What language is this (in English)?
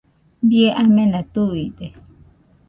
Nüpode Huitoto